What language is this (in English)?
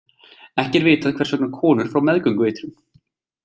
Icelandic